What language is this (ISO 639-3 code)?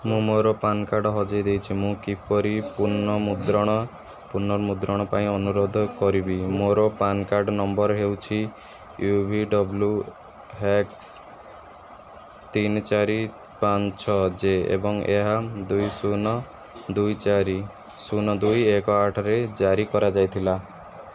ori